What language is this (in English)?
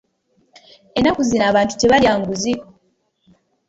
Ganda